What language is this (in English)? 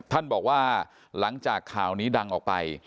Thai